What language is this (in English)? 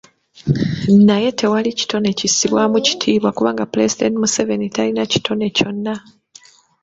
Ganda